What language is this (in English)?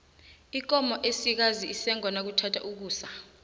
South Ndebele